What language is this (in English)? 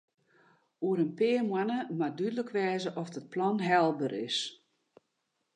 Western Frisian